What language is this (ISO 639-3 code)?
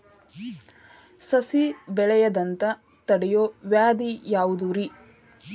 kan